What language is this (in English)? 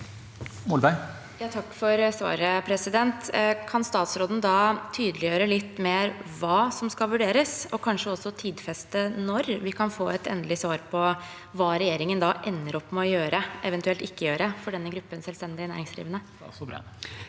Norwegian